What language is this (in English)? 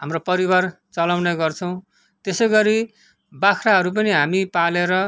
Nepali